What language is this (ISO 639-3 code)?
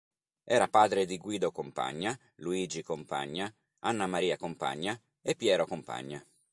ita